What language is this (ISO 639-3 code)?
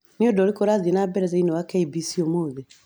kik